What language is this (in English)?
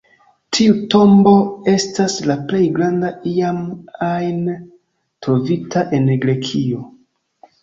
Esperanto